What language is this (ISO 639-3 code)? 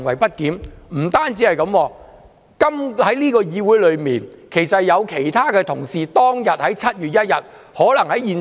yue